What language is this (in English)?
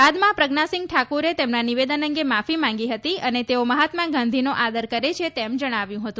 Gujarati